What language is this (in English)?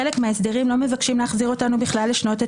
Hebrew